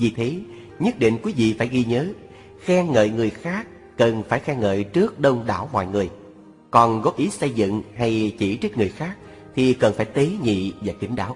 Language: Vietnamese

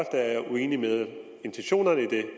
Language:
Danish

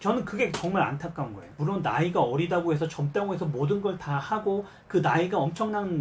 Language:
Korean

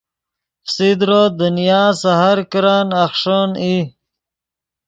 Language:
Yidgha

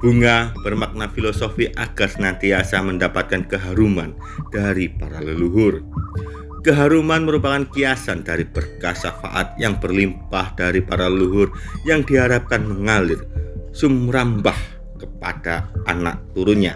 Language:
Indonesian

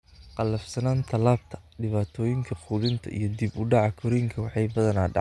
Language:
Somali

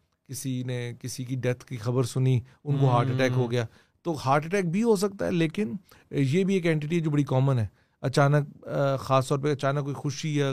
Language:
Urdu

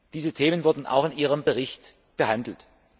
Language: German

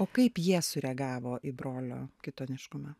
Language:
Lithuanian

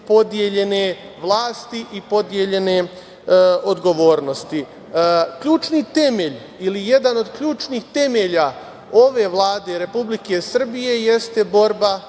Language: Serbian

